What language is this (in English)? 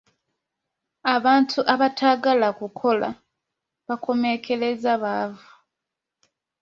Ganda